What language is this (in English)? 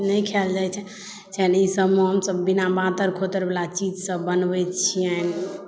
Maithili